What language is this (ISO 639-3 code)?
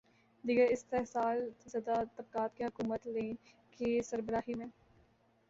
urd